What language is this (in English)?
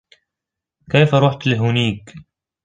Arabic